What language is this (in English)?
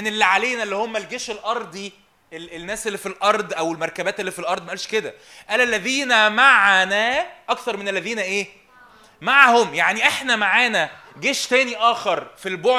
Arabic